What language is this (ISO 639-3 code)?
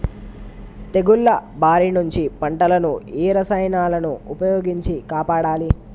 tel